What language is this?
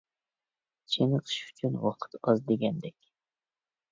Uyghur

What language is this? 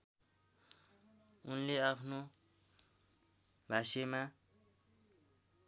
Nepali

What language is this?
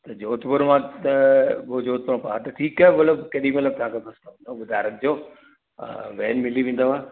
Sindhi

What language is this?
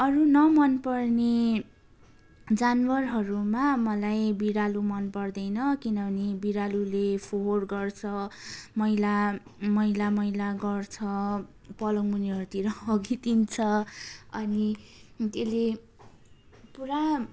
Nepali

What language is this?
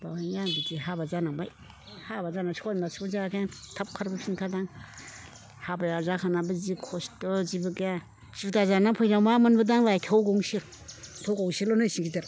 Bodo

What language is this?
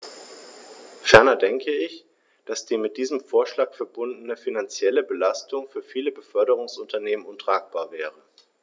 German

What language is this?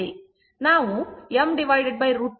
Kannada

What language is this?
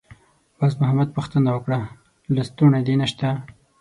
Pashto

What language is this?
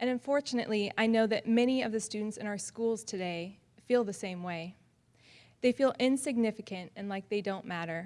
English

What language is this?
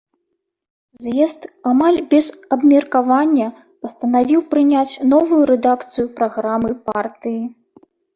Belarusian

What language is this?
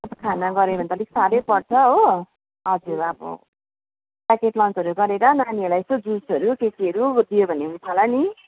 Nepali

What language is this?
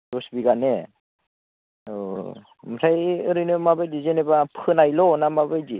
Bodo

